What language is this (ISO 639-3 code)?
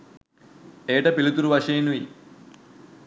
sin